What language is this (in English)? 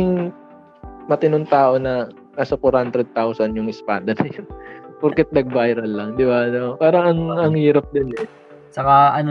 Filipino